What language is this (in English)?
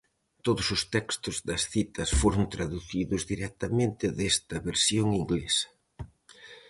Galician